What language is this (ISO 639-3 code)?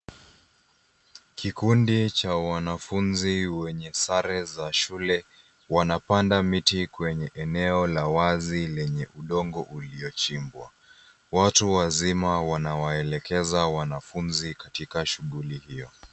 swa